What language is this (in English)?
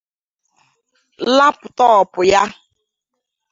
Igbo